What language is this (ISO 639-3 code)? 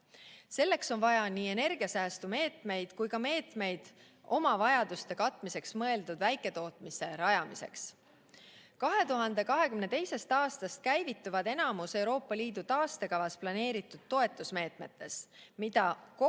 est